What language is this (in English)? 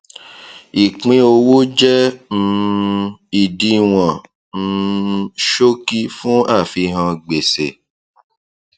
Yoruba